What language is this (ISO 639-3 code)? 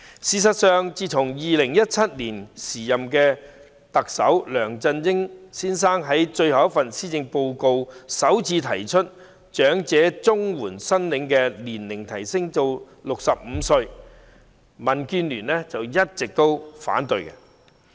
yue